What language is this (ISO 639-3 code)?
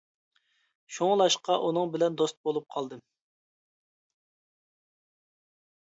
uig